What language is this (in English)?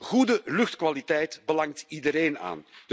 Dutch